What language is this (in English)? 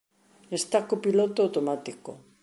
Galician